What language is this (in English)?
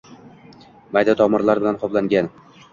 Uzbek